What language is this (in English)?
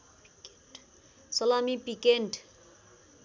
Nepali